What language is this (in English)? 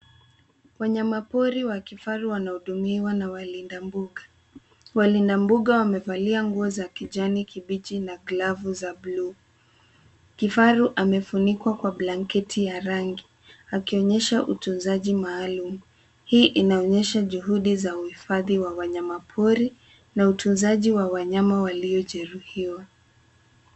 Swahili